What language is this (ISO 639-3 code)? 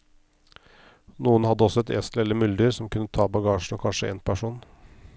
nor